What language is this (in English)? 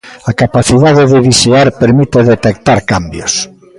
Galician